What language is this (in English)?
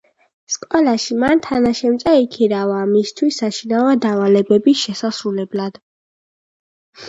Georgian